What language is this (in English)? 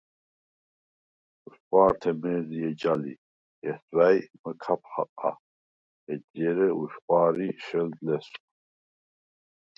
Svan